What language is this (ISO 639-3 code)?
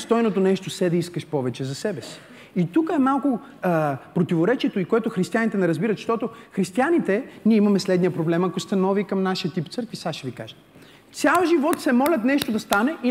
bul